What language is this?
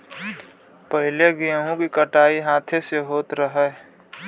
Bhojpuri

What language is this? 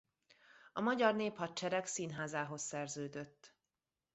Hungarian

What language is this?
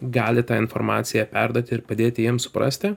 Lithuanian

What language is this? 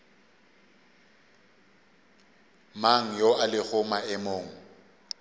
Northern Sotho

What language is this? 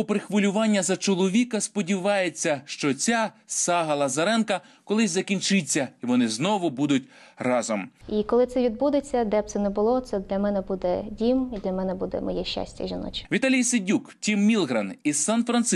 Ukrainian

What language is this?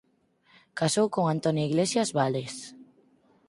Galician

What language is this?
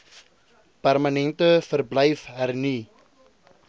Afrikaans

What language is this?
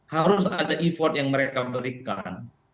Indonesian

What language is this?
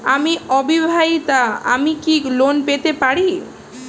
Bangla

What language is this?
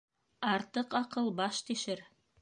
Bashkir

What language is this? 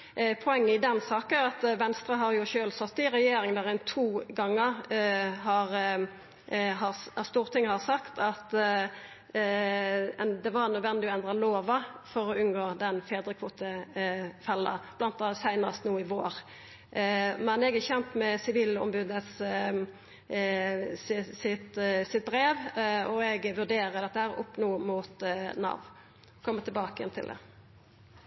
Norwegian Nynorsk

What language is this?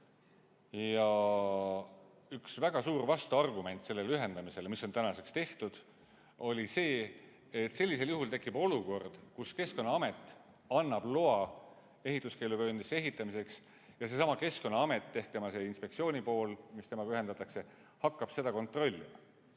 Estonian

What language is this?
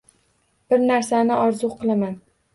Uzbek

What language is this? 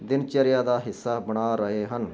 Punjabi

